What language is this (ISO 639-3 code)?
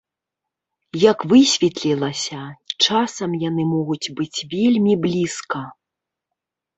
bel